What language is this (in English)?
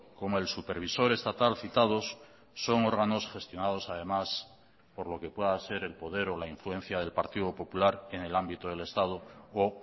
Spanish